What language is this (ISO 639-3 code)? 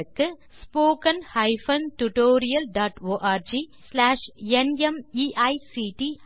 tam